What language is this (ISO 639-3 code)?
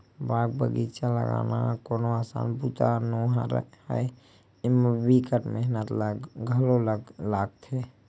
hne